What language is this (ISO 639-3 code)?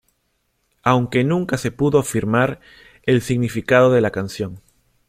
spa